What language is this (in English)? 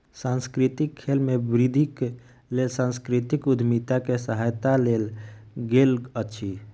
Maithili